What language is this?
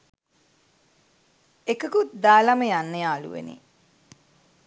Sinhala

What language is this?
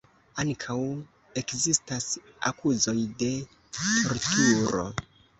Esperanto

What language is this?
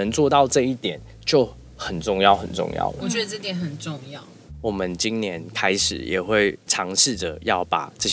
Chinese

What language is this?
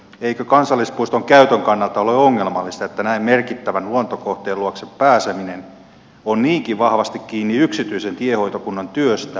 Finnish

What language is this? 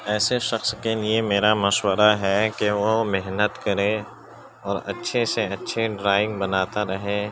Urdu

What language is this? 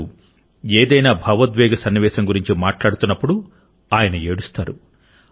Telugu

